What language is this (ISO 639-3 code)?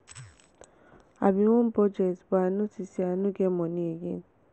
pcm